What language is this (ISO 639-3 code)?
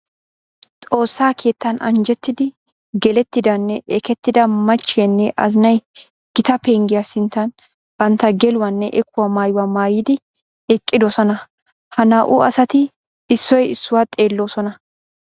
wal